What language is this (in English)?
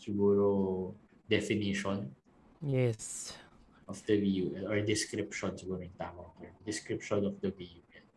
Filipino